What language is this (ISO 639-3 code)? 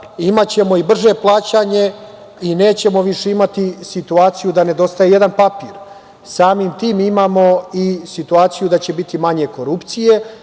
srp